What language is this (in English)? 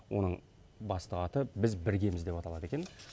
Kazakh